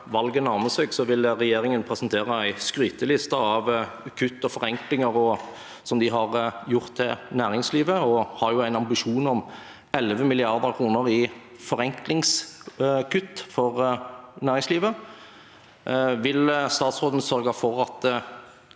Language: Norwegian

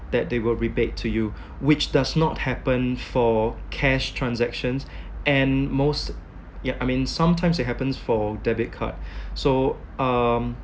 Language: English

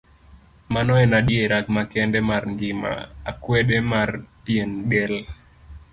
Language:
Luo (Kenya and Tanzania)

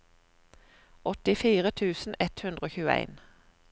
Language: Norwegian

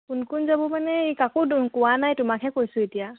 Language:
Assamese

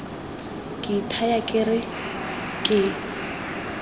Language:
Tswana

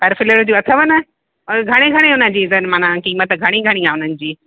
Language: Sindhi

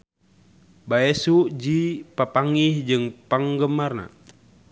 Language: Sundanese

